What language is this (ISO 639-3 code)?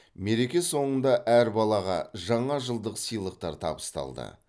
kaz